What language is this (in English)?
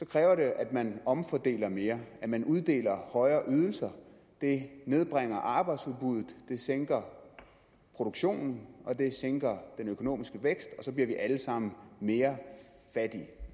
Danish